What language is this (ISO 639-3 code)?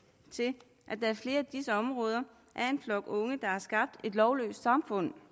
dan